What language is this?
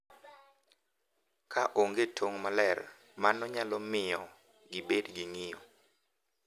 Luo (Kenya and Tanzania)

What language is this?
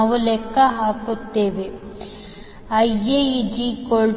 Kannada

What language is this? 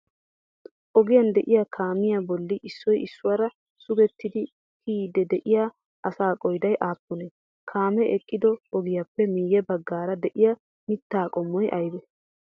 Wolaytta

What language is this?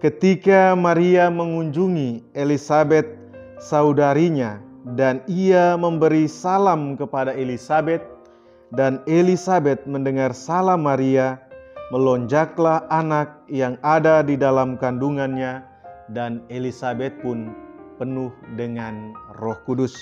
Indonesian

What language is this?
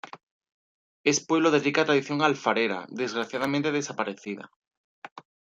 Spanish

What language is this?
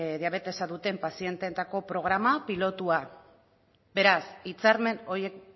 Basque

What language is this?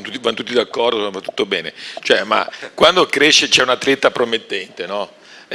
Italian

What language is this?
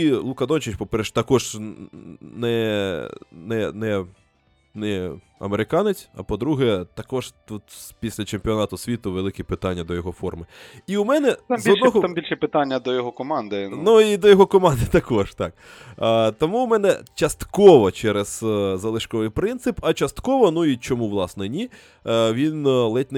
Ukrainian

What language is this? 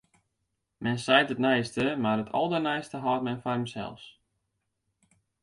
Western Frisian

